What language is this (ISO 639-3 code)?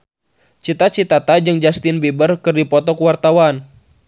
sun